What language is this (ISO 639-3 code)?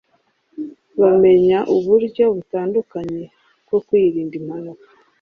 kin